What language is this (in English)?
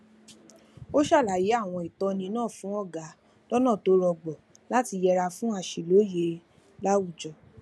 Yoruba